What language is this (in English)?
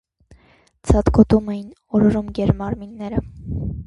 Armenian